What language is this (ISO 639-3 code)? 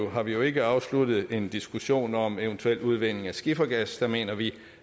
dan